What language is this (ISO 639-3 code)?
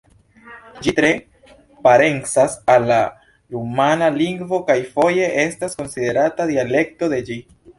epo